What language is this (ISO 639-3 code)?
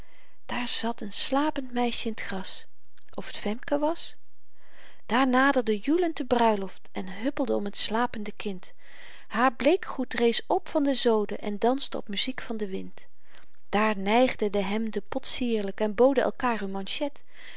nld